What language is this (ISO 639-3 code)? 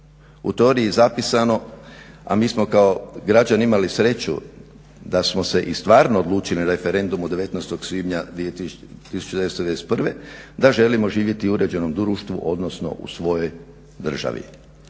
hrv